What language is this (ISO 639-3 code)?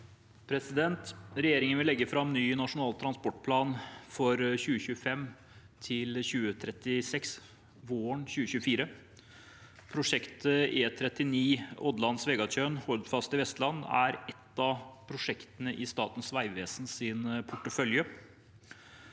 nor